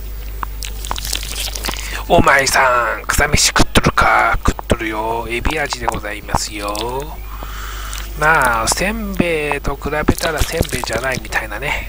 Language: Japanese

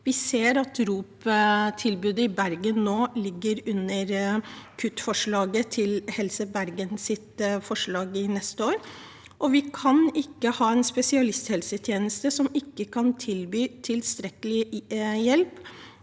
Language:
Norwegian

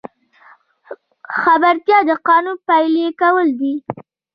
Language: Pashto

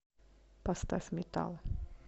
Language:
Russian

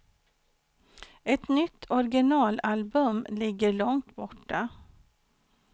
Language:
Swedish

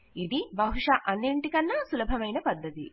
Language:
Telugu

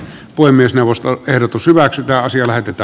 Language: Finnish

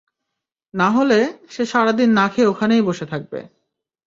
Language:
Bangla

